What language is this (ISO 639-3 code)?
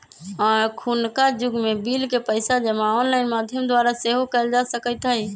mag